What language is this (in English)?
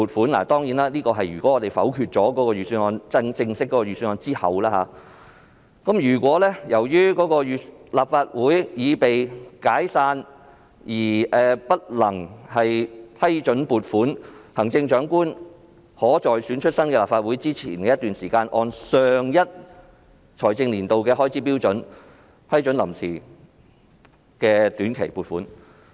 Cantonese